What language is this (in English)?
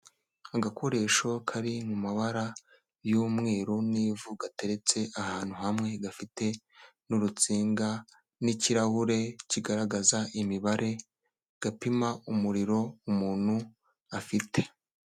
Kinyarwanda